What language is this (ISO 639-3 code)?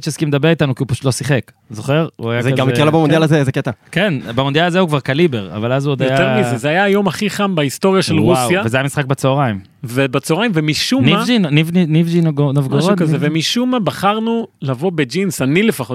heb